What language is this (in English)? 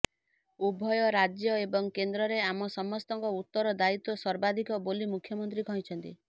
Odia